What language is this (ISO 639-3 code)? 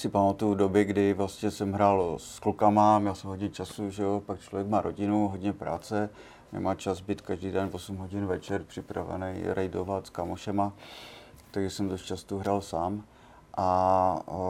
ces